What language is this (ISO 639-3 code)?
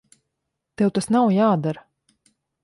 lav